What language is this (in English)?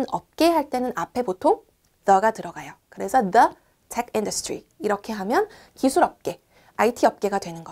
Korean